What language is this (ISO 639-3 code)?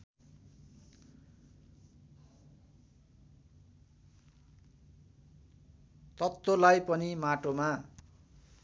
nep